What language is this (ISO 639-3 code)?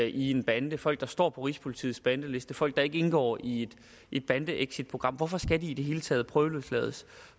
dan